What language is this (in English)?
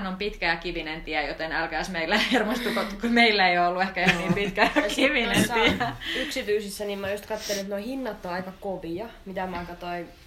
Finnish